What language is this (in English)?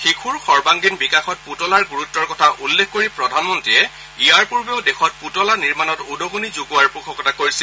Assamese